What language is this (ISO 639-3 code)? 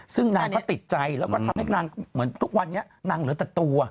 tha